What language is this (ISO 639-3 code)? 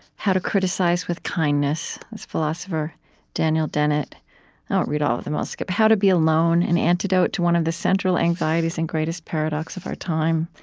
eng